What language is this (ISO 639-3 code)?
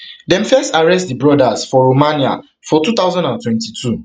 pcm